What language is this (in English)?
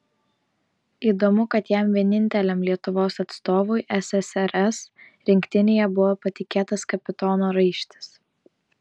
Lithuanian